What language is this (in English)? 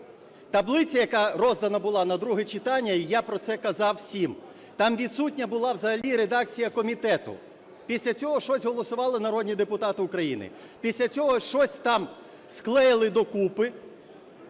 Ukrainian